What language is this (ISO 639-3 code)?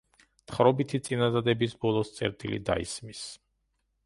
kat